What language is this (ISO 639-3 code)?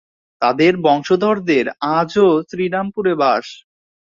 ben